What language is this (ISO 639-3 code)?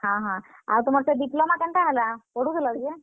ori